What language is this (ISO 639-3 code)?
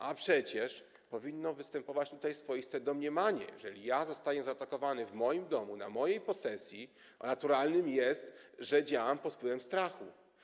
pol